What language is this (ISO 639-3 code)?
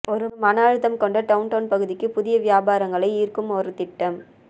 tam